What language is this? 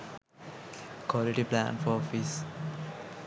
Sinhala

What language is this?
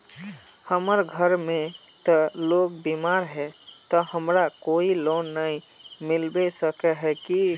Magahi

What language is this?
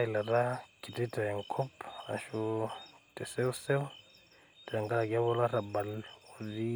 Masai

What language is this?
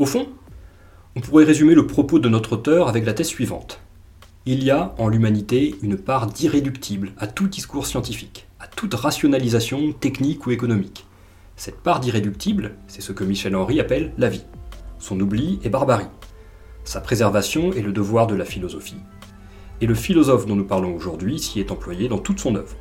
French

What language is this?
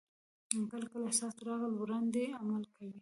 Pashto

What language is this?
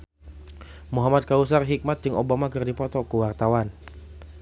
Sundanese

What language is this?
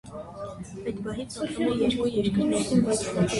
Armenian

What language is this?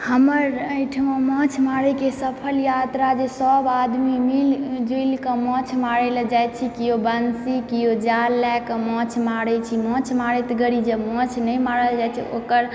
Maithili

